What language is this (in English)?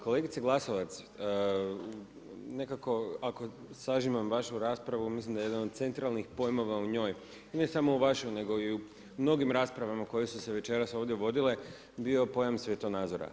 Croatian